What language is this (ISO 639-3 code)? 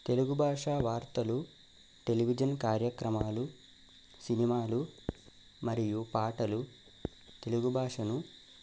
tel